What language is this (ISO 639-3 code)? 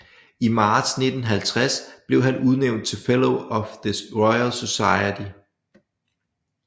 dan